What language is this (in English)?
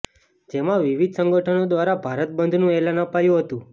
Gujarati